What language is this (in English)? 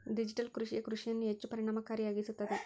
Kannada